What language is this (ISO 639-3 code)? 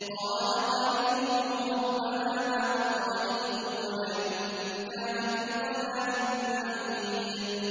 ara